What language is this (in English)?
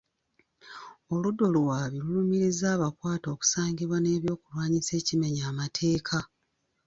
Ganda